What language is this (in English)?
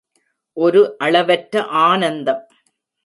Tamil